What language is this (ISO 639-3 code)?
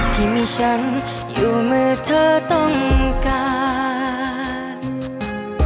tha